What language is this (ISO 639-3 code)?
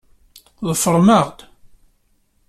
kab